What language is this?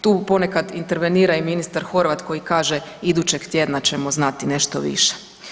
Croatian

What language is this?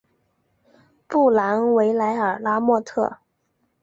Chinese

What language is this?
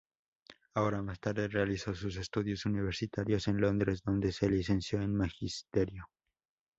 Spanish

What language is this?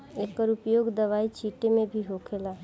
Bhojpuri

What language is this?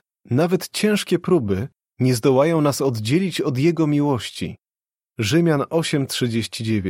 Polish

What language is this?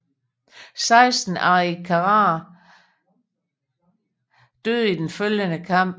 Danish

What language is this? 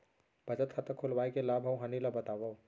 Chhattisgarhi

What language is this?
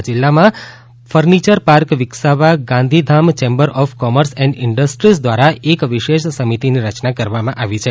Gujarati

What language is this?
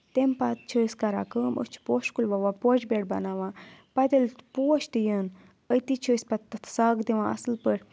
Kashmiri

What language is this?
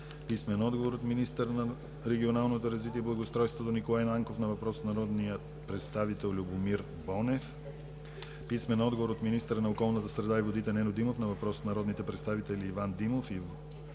Bulgarian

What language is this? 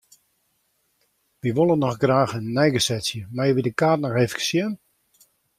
Western Frisian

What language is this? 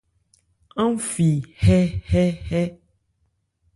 Ebrié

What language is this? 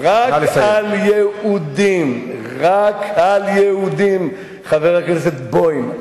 Hebrew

